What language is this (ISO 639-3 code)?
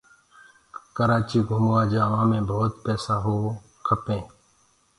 ggg